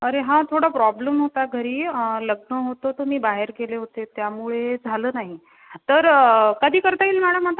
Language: Marathi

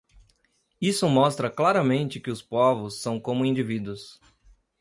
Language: Portuguese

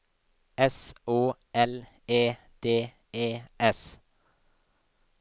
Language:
Norwegian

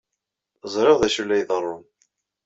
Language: Kabyle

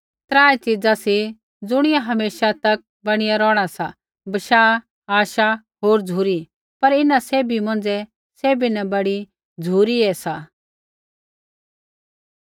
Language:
Kullu Pahari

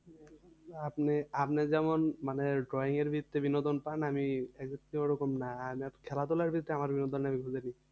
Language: Bangla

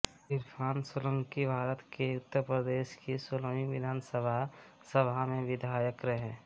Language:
Hindi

